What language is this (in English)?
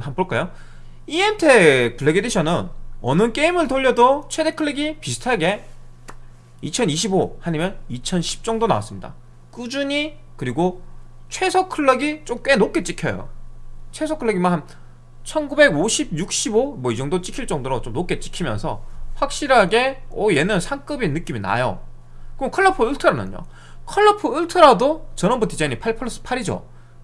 Korean